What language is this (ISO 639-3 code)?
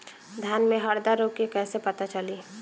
bho